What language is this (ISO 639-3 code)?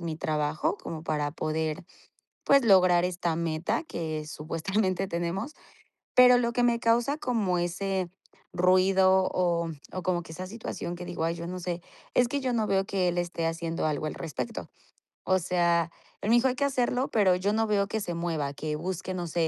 spa